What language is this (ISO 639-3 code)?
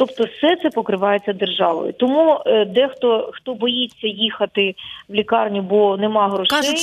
ukr